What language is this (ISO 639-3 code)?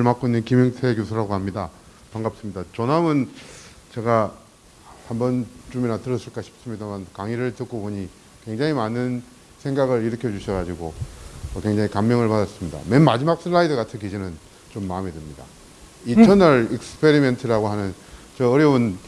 kor